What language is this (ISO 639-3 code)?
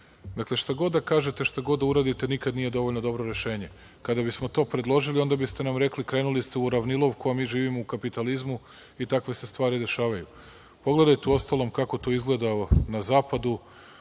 srp